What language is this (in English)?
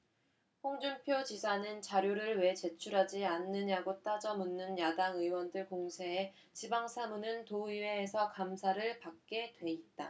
Korean